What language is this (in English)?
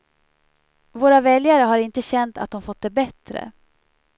Swedish